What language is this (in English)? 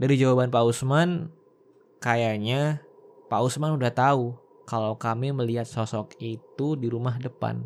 Indonesian